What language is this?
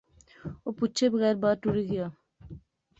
Pahari-Potwari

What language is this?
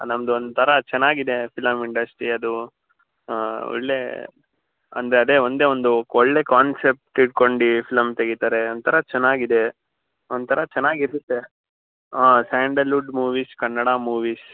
Kannada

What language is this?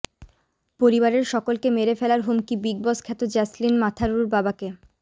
Bangla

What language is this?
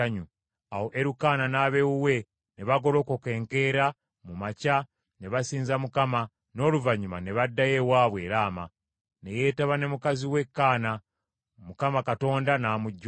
Ganda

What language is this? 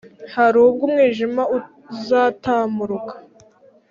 Kinyarwanda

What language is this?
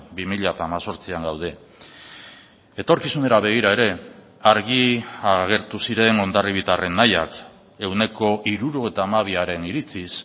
Basque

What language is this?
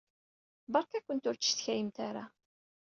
Kabyle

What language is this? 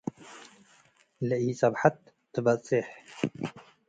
Tigre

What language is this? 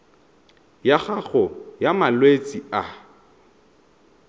Tswana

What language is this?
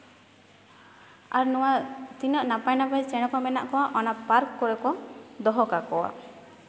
Santali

